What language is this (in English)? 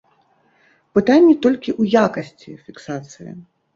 Belarusian